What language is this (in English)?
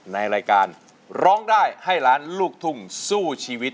Thai